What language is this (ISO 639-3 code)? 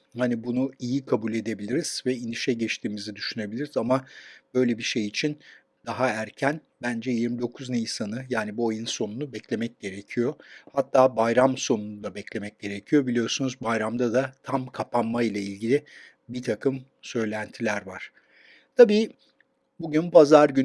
tur